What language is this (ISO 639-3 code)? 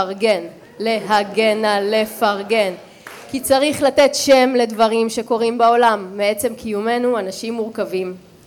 heb